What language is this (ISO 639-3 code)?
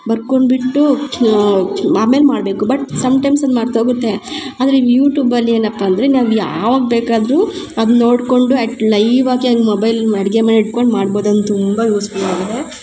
kan